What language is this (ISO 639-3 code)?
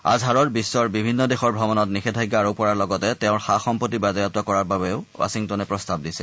asm